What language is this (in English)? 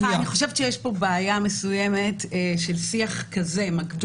Hebrew